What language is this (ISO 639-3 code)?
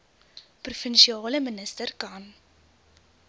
afr